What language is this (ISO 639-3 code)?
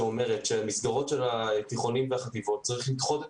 heb